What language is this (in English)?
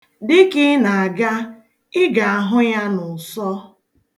Igbo